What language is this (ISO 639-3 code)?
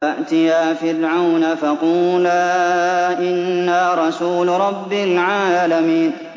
ara